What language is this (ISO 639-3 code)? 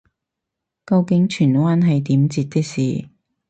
yue